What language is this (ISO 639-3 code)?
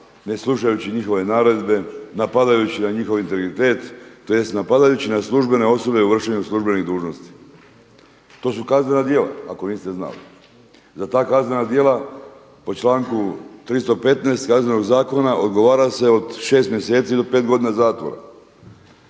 hrv